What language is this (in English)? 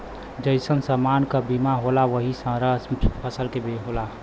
Bhojpuri